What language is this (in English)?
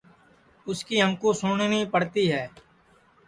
Sansi